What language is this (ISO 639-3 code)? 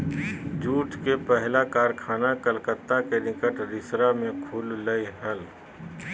mag